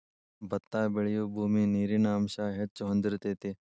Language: Kannada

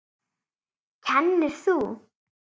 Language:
Icelandic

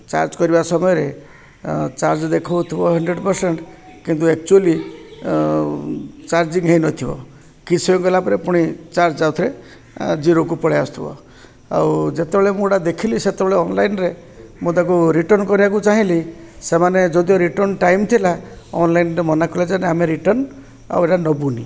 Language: Odia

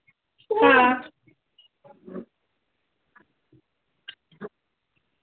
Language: Dogri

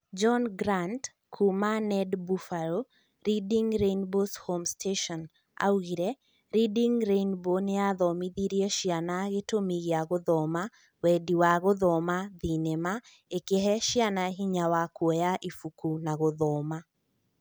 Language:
Kikuyu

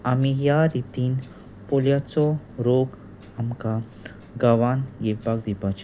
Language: Konkani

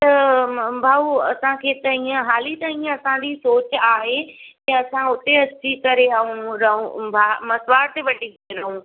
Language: Sindhi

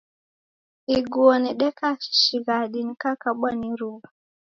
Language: Taita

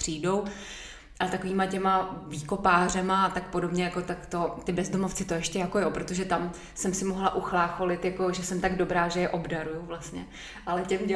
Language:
Czech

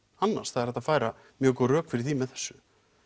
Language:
Icelandic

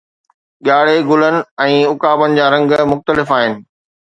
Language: Sindhi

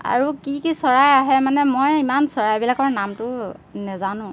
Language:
Assamese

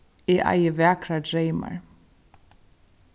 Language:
Faroese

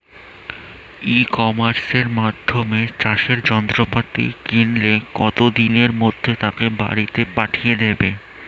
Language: Bangla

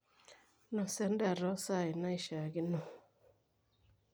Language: Masai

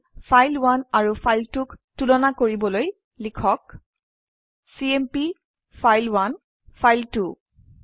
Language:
Assamese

